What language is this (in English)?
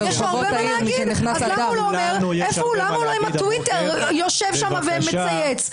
Hebrew